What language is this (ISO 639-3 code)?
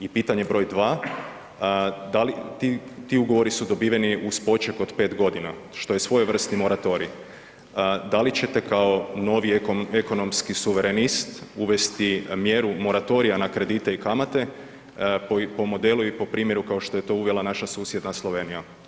hrv